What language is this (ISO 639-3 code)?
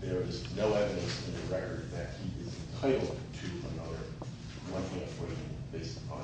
eng